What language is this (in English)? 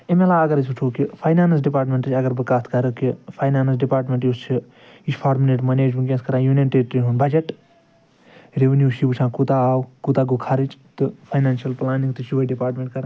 Kashmiri